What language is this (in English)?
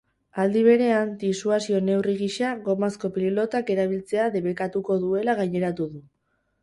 Basque